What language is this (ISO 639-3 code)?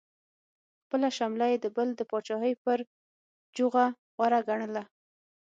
pus